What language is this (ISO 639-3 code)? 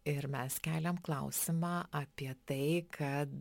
lit